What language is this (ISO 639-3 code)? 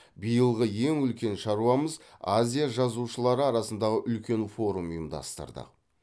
kaz